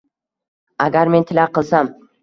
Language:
Uzbek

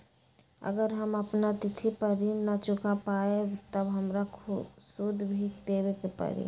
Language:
Magahi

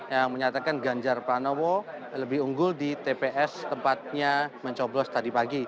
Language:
Indonesian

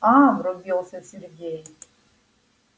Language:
Russian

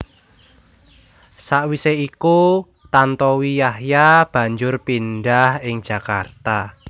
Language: Javanese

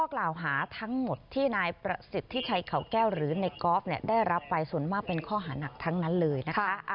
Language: Thai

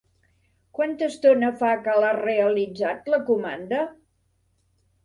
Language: Catalan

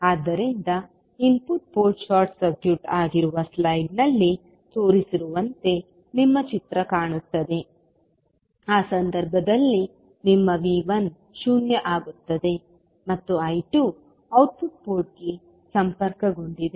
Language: Kannada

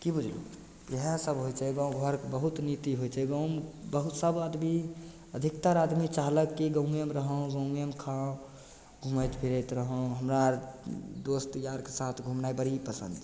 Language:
Maithili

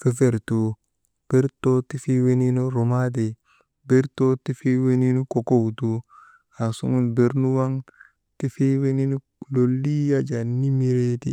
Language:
Maba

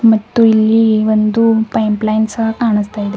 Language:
Kannada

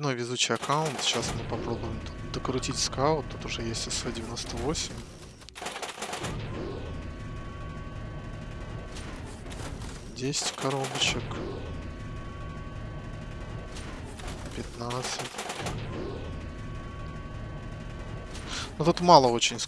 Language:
Russian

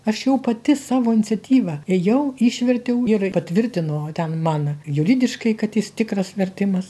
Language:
Lithuanian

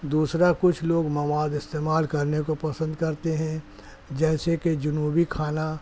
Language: Urdu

